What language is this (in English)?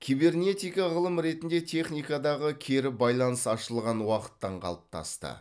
Kazakh